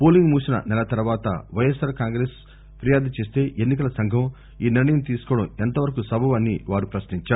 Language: Telugu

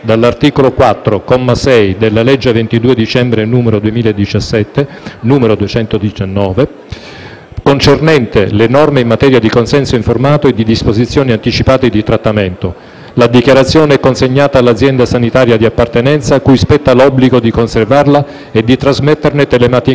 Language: Italian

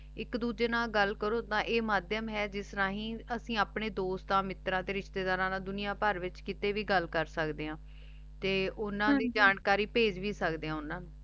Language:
Punjabi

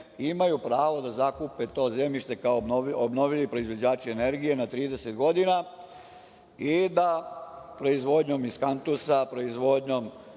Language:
Serbian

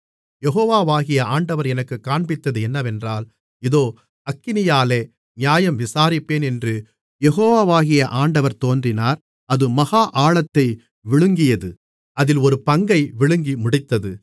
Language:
Tamil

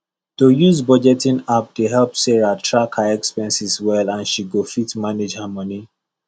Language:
Nigerian Pidgin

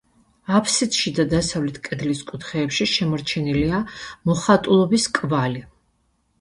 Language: Georgian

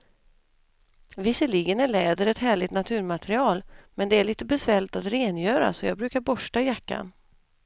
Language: Swedish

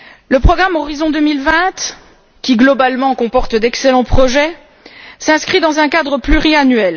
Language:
French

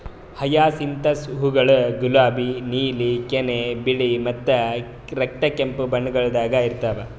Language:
Kannada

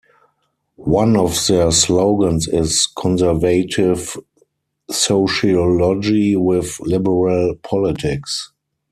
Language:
English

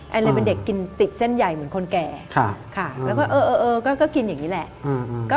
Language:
Thai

